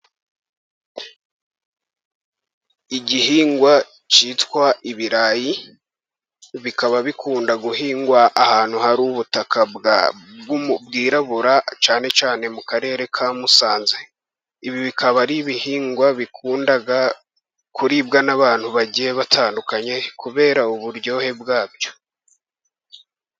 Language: Kinyarwanda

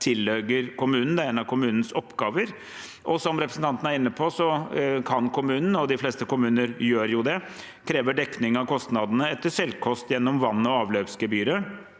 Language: Norwegian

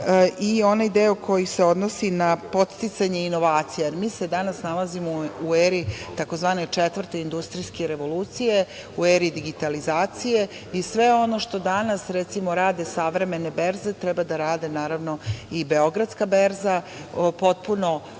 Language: Serbian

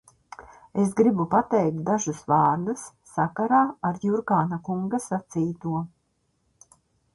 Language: Latvian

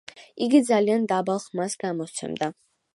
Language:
Georgian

